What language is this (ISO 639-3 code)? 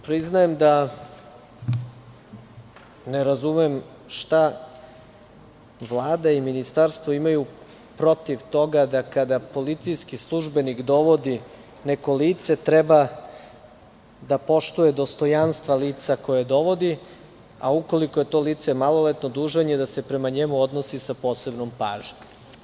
srp